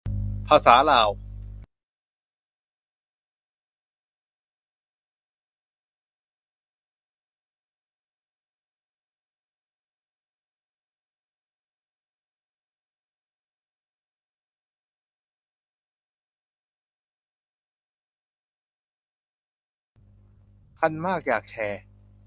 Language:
Thai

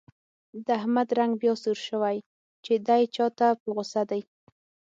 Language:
Pashto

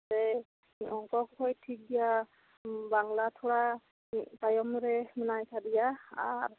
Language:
Santali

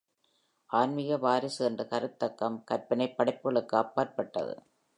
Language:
Tamil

